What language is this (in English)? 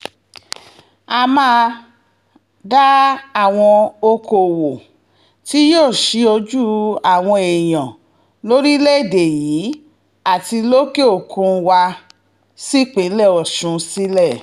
Yoruba